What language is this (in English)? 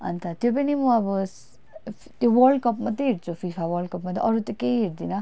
Nepali